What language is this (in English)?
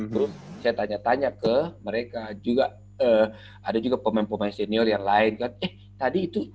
Indonesian